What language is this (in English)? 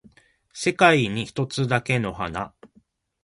Japanese